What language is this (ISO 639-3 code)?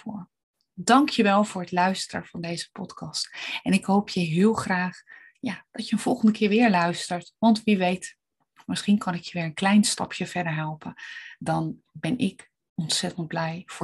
nld